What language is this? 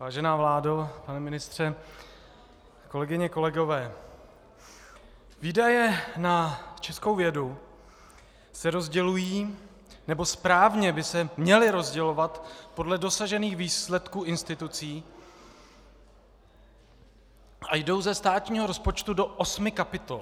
Czech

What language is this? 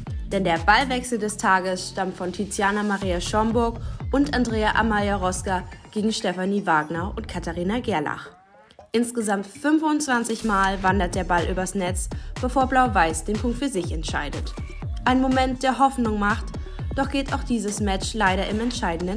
German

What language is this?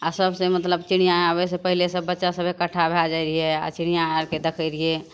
Maithili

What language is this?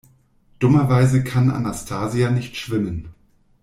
German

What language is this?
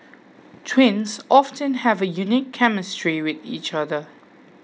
English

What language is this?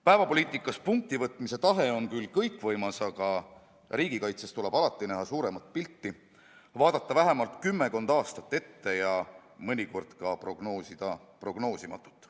Estonian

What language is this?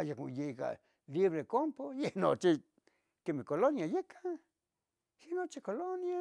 Tetelcingo Nahuatl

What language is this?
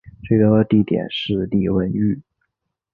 Chinese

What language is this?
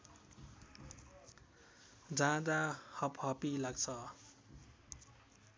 Nepali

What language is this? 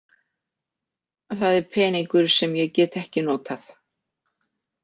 Icelandic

